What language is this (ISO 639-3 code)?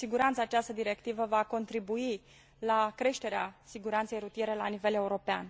ron